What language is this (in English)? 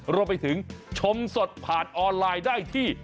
Thai